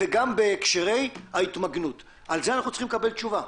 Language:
Hebrew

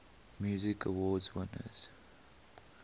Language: English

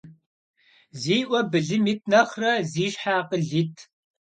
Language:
Kabardian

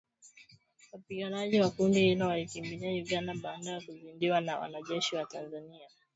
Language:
Swahili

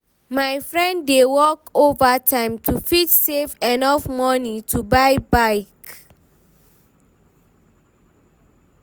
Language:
Nigerian Pidgin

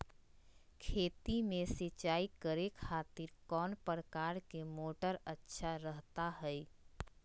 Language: Magahi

